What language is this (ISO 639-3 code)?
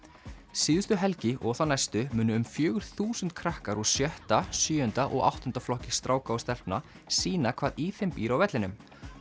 isl